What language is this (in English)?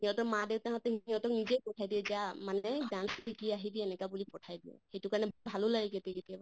Assamese